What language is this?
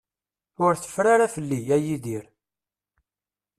Kabyle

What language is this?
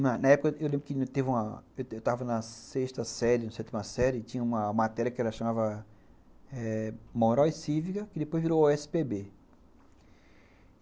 Portuguese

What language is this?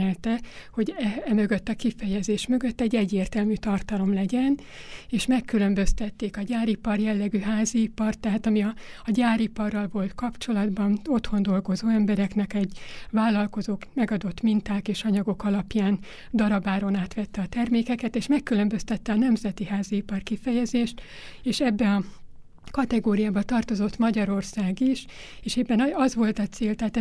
Hungarian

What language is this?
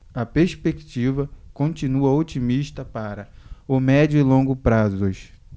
Portuguese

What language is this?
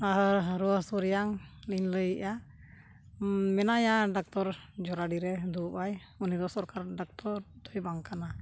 Santali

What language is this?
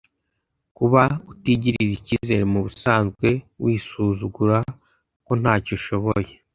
Kinyarwanda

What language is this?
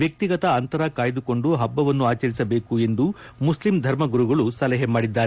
Kannada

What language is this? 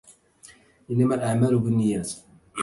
Arabic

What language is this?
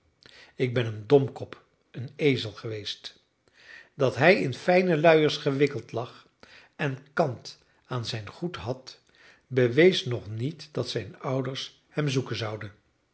Dutch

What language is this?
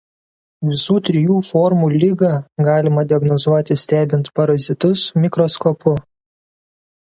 Lithuanian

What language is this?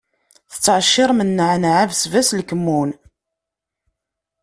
Kabyle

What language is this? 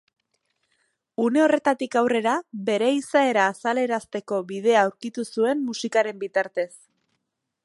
Basque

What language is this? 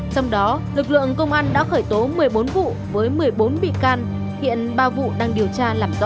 Vietnamese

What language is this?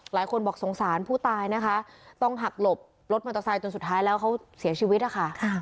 Thai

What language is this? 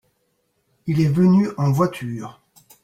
French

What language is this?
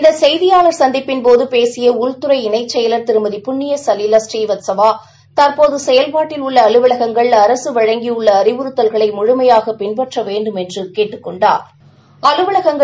Tamil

